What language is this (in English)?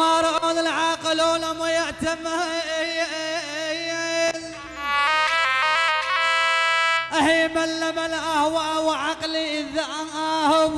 Arabic